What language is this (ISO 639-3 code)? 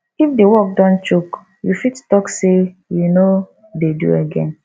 pcm